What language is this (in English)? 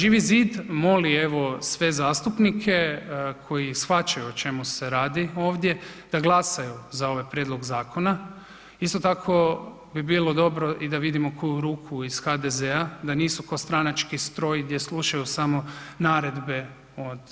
Croatian